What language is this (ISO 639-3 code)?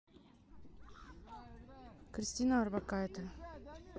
rus